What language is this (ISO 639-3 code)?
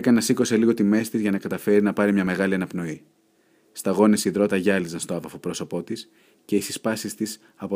ell